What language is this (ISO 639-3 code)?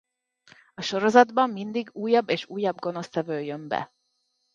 hun